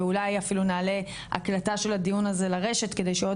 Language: Hebrew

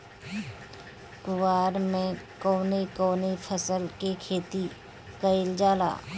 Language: Bhojpuri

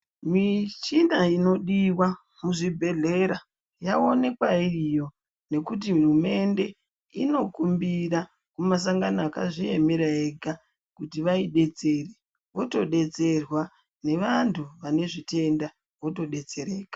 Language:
Ndau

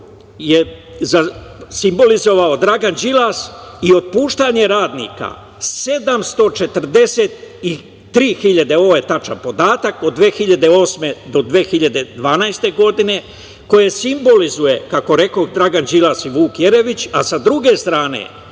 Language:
Serbian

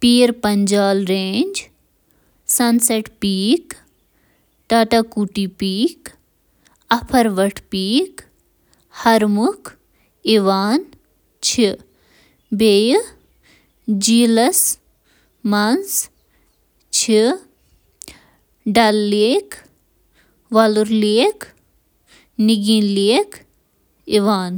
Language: Kashmiri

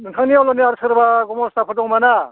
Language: Bodo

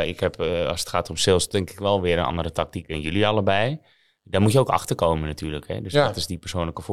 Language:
Dutch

